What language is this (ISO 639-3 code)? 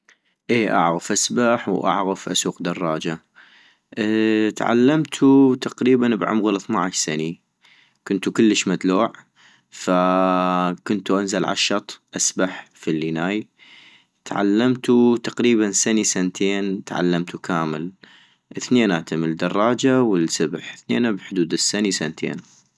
ayp